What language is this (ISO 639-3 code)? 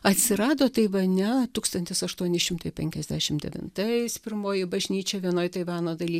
lit